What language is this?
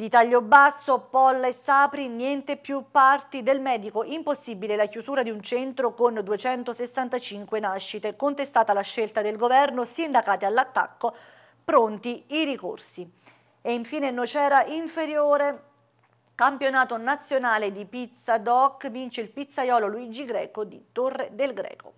Italian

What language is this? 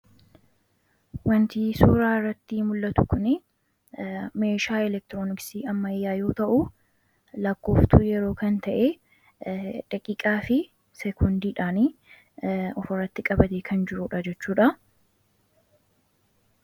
Oromo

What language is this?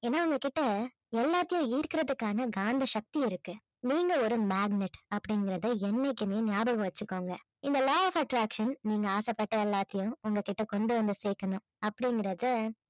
Tamil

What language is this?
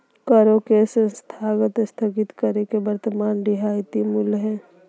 Magahi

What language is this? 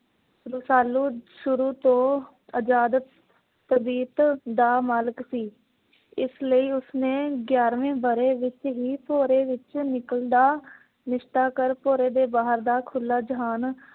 Punjabi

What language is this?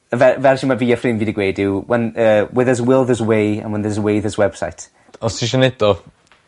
Welsh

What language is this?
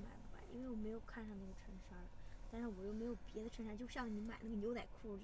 Chinese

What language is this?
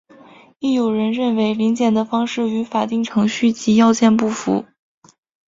Chinese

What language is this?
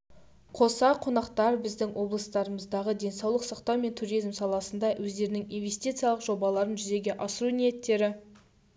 Kazakh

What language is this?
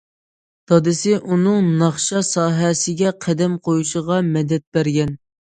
Uyghur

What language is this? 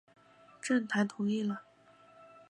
Chinese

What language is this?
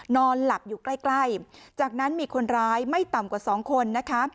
Thai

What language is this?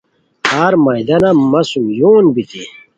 Khowar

